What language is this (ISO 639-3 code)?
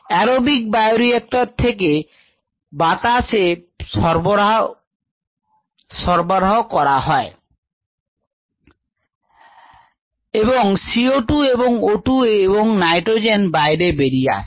ben